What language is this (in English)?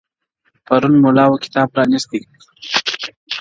Pashto